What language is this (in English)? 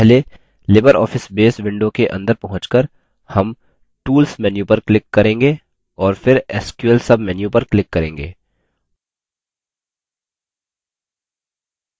Hindi